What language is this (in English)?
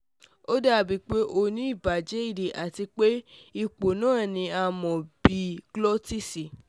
Yoruba